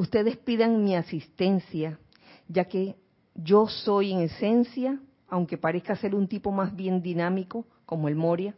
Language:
Spanish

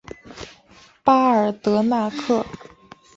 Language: Chinese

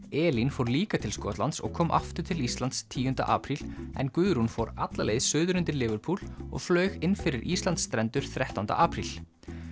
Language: Icelandic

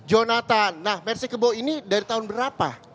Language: Indonesian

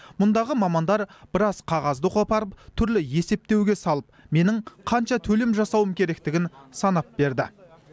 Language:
Kazakh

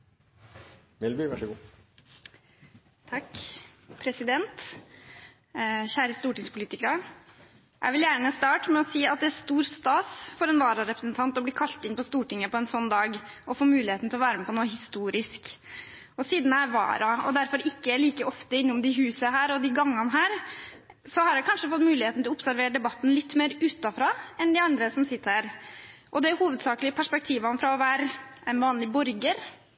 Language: Norwegian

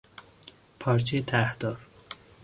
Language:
Persian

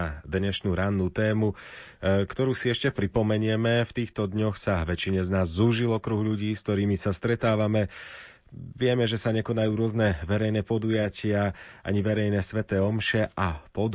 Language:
Slovak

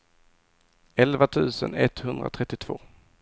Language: Swedish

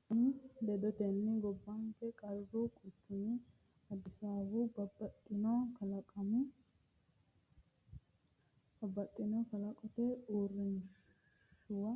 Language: Sidamo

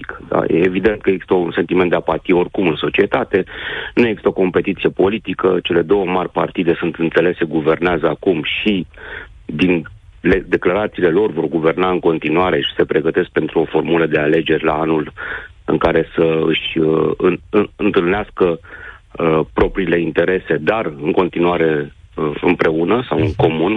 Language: Romanian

